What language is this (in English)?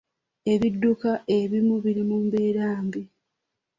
Ganda